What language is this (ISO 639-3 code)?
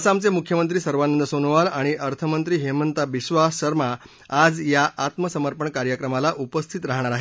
mar